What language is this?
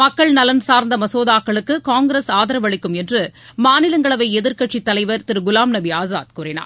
Tamil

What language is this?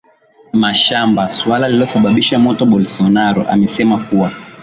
Swahili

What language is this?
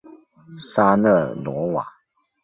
Chinese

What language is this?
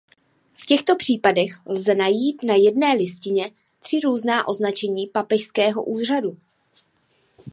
Czech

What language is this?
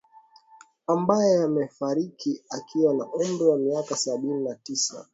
Swahili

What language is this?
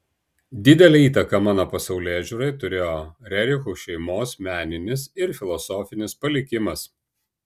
Lithuanian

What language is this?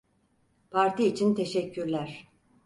Turkish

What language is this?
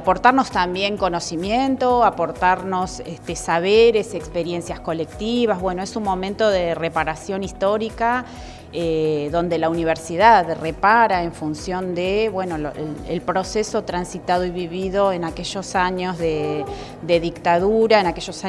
Spanish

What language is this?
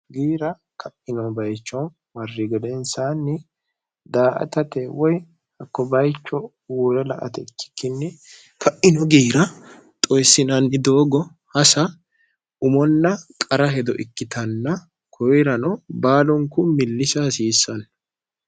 Sidamo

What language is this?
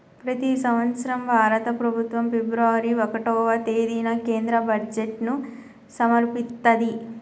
Telugu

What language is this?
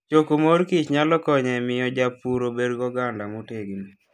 Luo (Kenya and Tanzania)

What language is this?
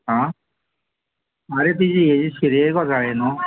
Konkani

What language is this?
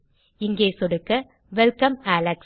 Tamil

